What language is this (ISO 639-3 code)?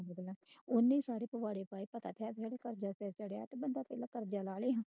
pan